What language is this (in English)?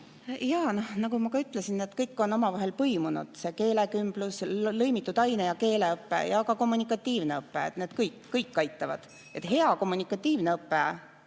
Estonian